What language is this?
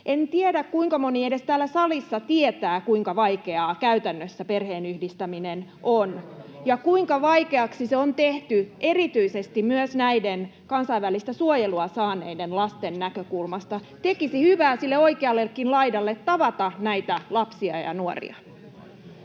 Finnish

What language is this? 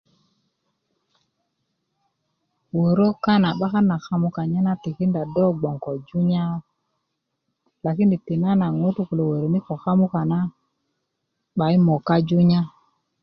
Kuku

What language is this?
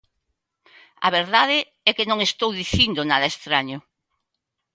Galician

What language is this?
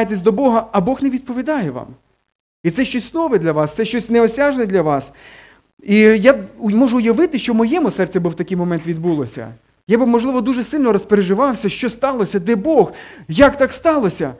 Ukrainian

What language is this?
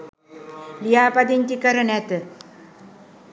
Sinhala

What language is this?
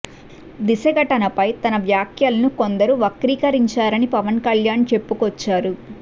Telugu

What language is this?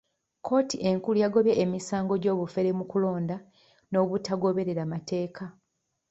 Ganda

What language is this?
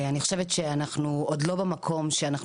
Hebrew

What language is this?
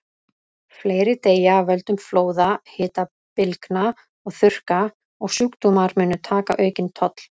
Icelandic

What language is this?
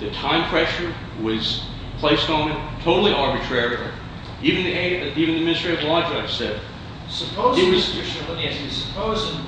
English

